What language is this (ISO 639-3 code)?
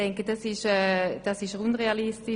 gsw